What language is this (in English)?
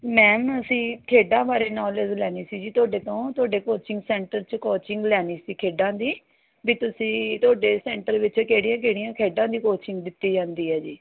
Punjabi